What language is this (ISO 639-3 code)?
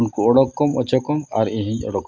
sat